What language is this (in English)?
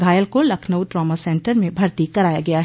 Hindi